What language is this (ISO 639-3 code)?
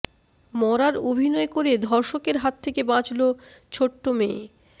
ben